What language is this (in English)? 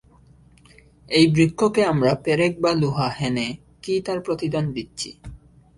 Bangla